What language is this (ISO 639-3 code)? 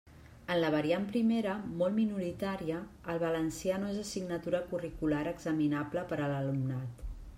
cat